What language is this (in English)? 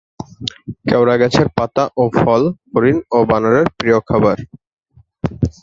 Bangla